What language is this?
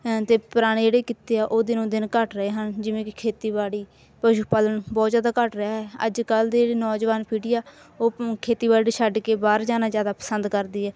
Punjabi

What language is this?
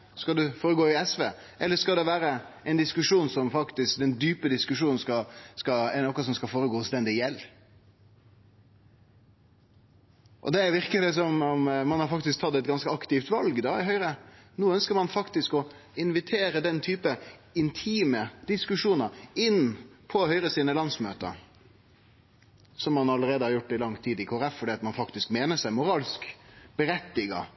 Norwegian Nynorsk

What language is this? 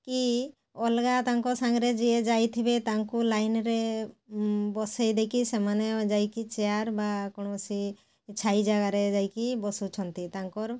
Odia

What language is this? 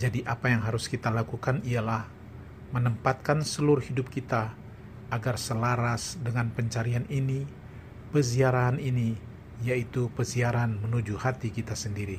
Indonesian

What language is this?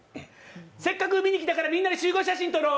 Japanese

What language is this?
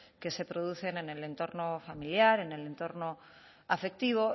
Spanish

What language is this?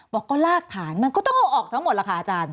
Thai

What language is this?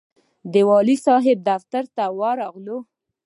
Pashto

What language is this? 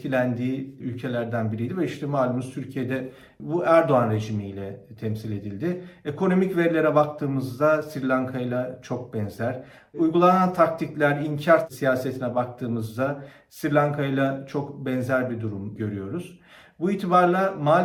Turkish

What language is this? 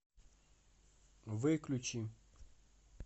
Russian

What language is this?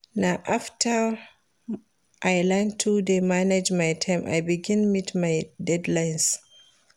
Nigerian Pidgin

